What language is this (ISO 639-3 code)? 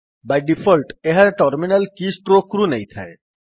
ori